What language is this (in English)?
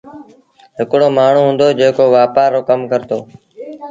Sindhi Bhil